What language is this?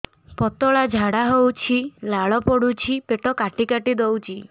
Odia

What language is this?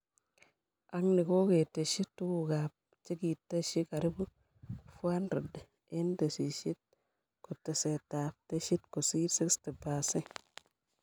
Kalenjin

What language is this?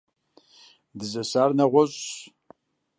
Kabardian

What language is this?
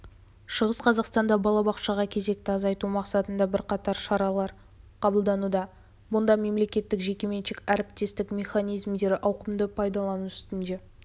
Kazakh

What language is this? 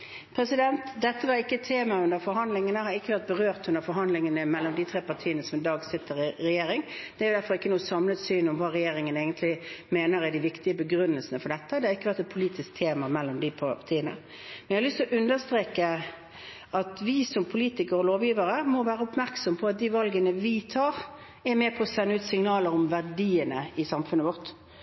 Norwegian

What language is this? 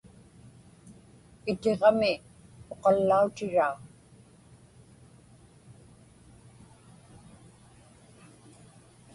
Inupiaq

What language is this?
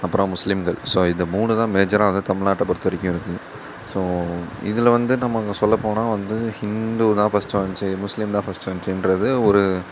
Tamil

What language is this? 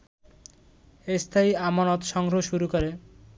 Bangla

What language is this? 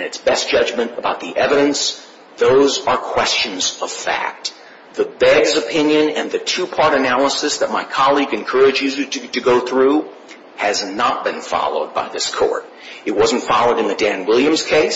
English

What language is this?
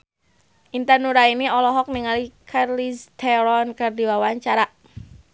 Sundanese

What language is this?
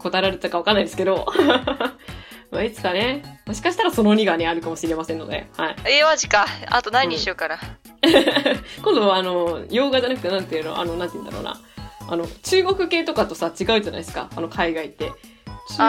Japanese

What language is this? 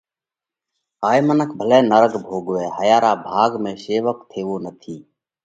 Parkari Koli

